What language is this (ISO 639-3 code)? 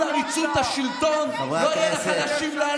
heb